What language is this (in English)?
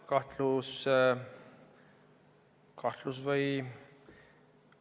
Estonian